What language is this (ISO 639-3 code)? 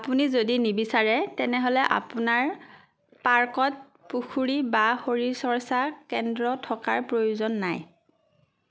asm